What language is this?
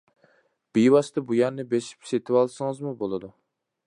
Uyghur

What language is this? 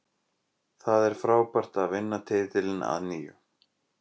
Icelandic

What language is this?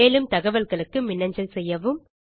Tamil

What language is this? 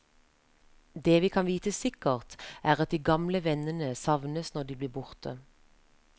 Norwegian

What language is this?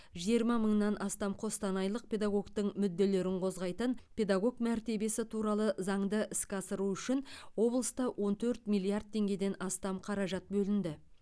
Kazakh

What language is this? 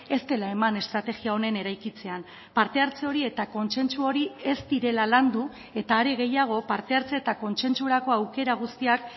Basque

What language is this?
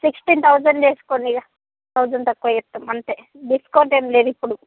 Telugu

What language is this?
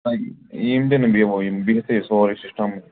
Kashmiri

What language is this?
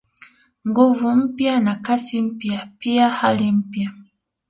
Swahili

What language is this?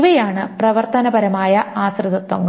Malayalam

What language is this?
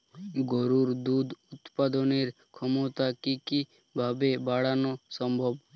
Bangla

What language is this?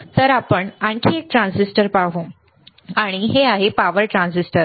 Marathi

